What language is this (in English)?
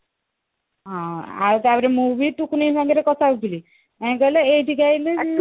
Odia